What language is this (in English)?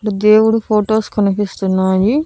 Telugu